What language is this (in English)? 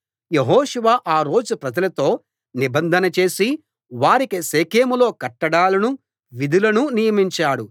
Telugu